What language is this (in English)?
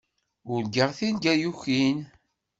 Kabyle